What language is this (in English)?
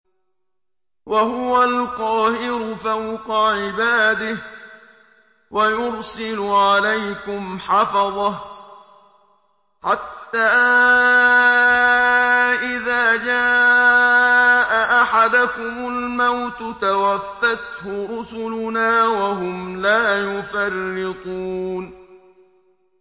Arabic